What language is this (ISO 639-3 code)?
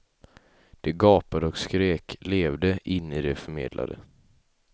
swe